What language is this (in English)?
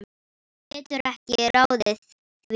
Icelandic